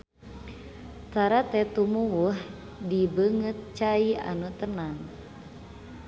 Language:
Sundanese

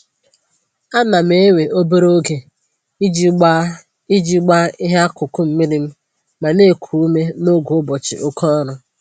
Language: Igbo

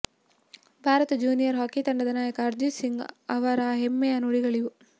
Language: Kannada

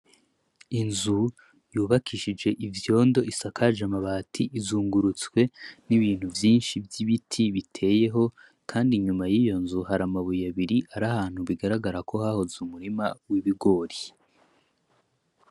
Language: Rundi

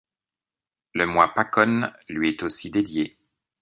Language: French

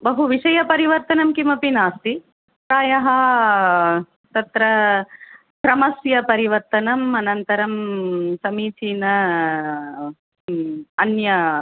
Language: Sanskrit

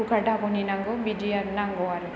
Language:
Bodo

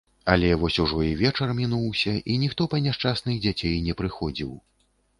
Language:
Belarusian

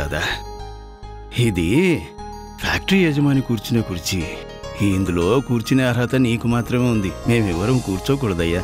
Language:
Telugu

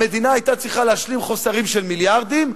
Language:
Hebrew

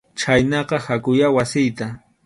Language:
Arequipa-La Unión Quechua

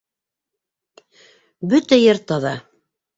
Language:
Bashkir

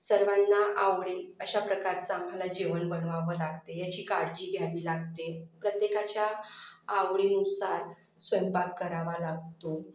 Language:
Marathi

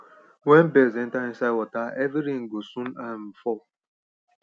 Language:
Nigerian Pidgin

